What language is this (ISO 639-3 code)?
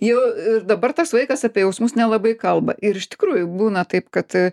lit